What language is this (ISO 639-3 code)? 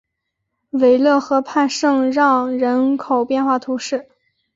zho